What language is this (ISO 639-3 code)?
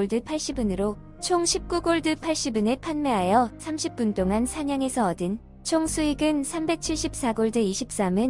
kor